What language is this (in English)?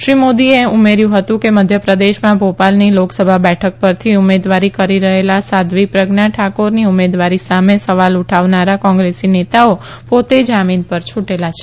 Gujarati